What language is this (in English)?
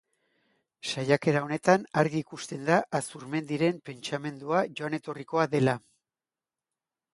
Basque